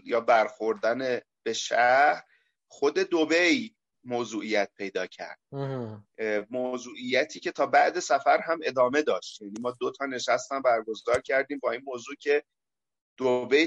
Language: Persian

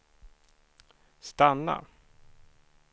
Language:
Swedish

